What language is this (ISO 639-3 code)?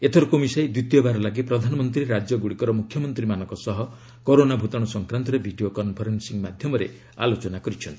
ori